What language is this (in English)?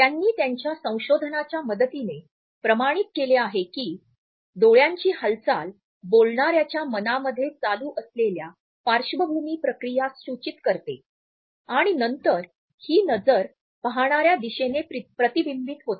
Marathi